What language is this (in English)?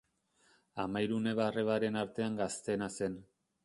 Basque